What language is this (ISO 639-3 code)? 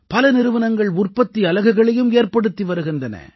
tam